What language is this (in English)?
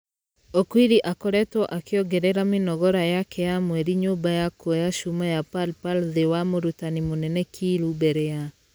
Kikuyu